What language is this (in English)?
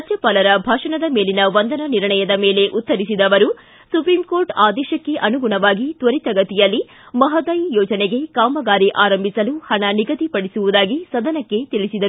Kannada